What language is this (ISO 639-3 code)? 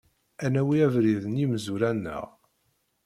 kab